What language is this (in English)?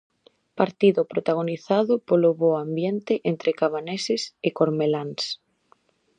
Galician